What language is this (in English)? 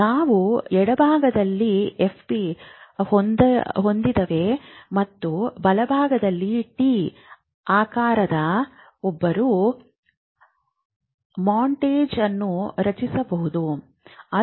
Kannada